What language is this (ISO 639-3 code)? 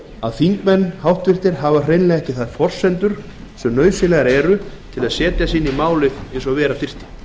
isl